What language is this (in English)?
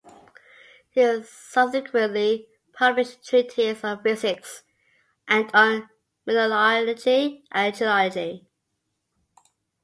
English